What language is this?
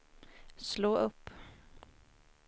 Swedish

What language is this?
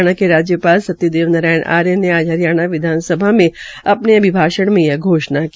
Hindi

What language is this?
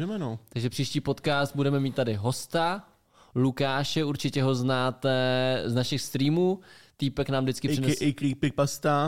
Czech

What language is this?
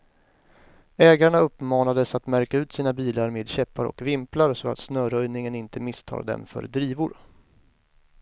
Swedish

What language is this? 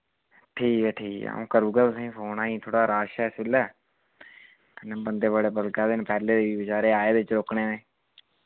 Dogri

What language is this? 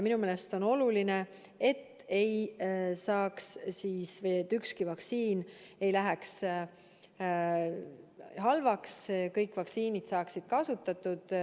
Estonian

